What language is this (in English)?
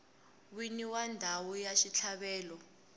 Tsonga